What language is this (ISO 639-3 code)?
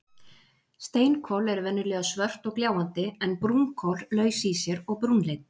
isl